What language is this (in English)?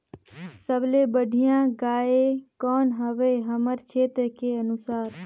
Chhattisgarhi